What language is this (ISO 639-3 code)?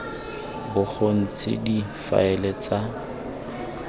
tsn